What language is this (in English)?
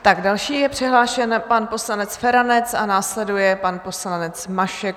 Czech